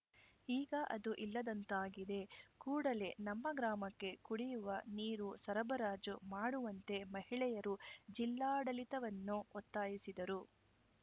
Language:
Kannada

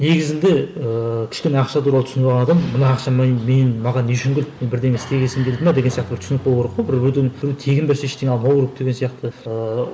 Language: Kazakh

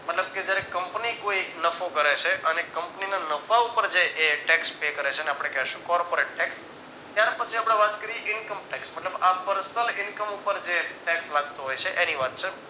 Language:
Gujarati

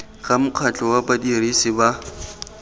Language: Tswana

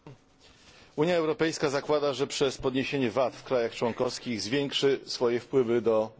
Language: Polish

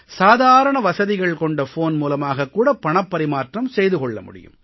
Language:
Tamil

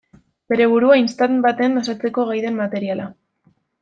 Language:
Basque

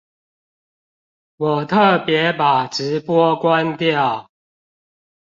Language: Chinese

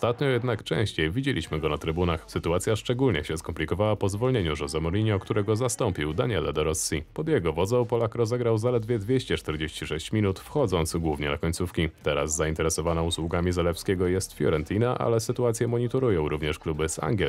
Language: Polish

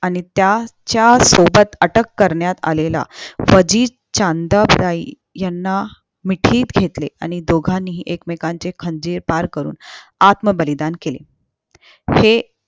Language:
Marathi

